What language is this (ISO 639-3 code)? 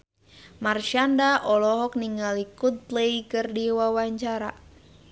sun